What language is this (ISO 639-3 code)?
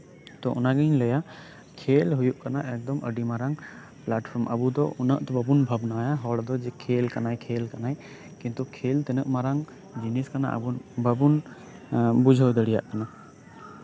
sat